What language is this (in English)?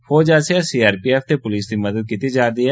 Dogri